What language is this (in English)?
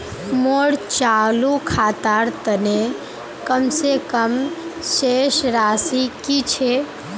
Magahi